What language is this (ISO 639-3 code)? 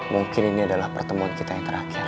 ind